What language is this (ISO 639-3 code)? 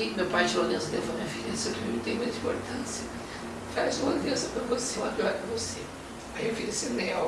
por